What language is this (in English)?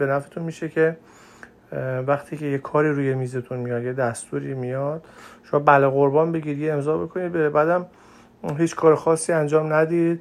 Persian